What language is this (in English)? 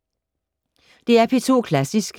Danish